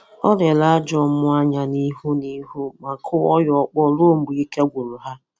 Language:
Igbo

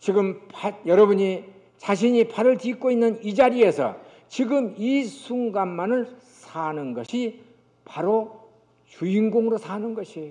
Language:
Korean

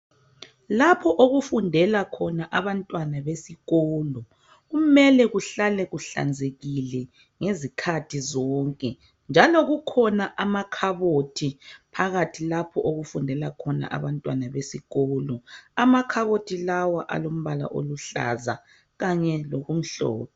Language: North Ndebele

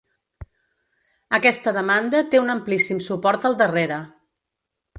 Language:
Catalan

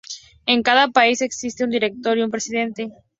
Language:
Spanish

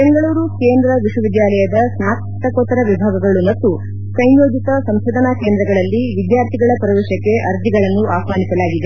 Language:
Kannada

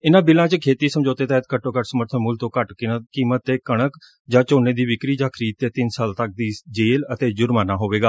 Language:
Punjabi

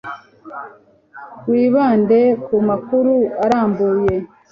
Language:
Kinyarwanda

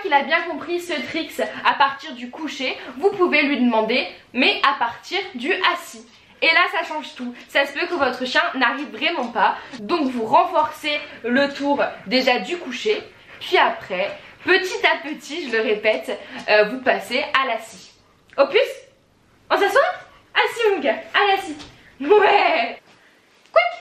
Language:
French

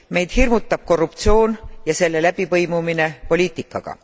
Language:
Estonian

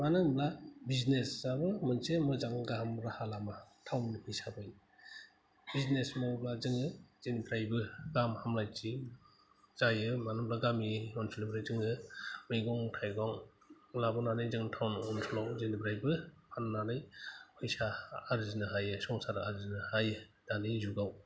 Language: Bodo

